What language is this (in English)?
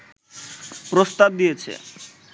Bangla